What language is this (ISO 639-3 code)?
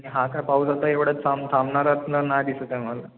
mar